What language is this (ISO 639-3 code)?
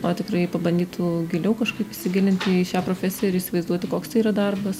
lit